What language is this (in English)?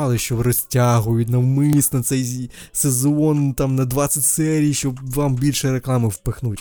Ukrainian